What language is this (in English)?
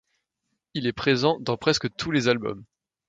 French